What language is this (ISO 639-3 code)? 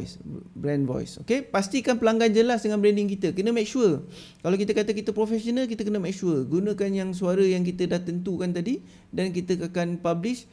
msa